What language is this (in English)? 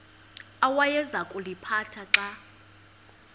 Xhosa